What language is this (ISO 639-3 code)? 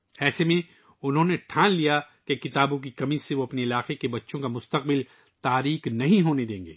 urd